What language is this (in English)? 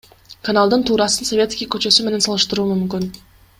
Kyrgyz